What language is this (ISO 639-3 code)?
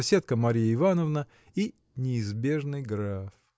rus